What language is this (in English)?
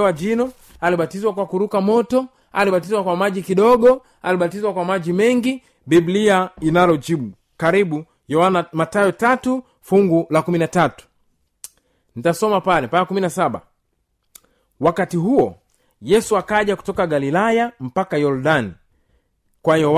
Swahili